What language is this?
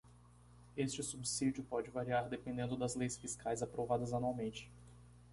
Portuguese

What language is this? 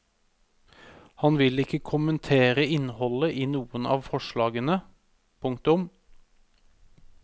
Norwegian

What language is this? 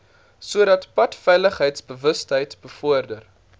Afrikaans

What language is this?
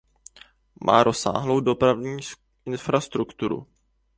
Czech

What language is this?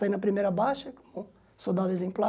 Portuguese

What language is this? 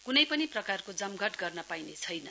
Nepali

